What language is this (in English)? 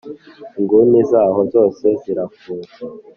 Kinyarwanda